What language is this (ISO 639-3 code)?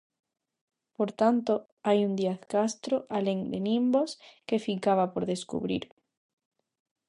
glg